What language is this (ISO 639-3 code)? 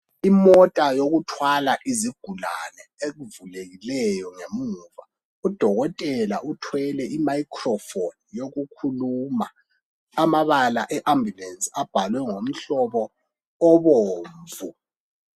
nde